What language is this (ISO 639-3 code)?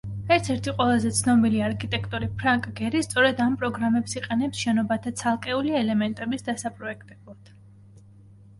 kat